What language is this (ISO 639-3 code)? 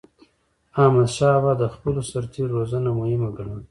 pus